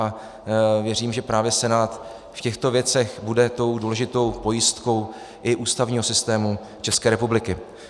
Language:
Czech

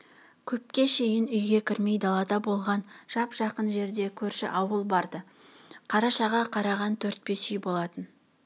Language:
Kazakh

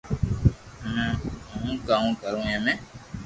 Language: Loarki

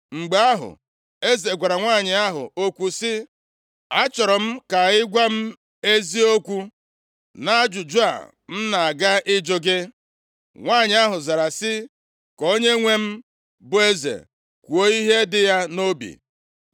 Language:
Igbo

